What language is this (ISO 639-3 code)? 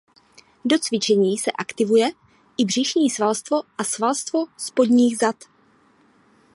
ces